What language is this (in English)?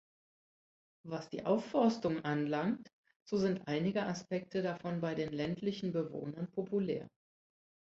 German